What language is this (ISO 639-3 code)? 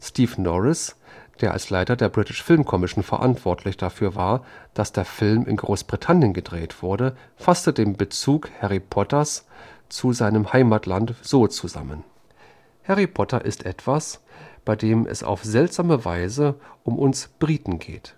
deu